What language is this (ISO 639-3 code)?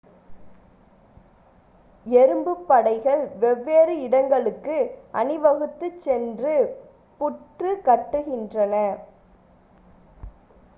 tam